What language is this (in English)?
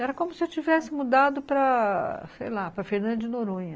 Portuguese